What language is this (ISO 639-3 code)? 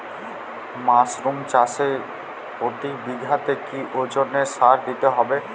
ben